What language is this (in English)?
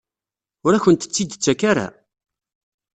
Kabyle